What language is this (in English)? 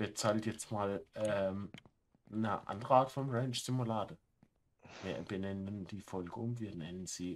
German